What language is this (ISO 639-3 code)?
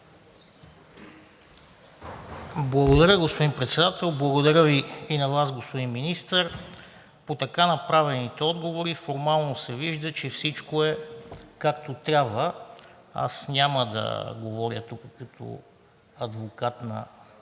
bul